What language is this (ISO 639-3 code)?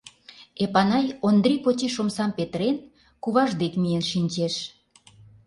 chm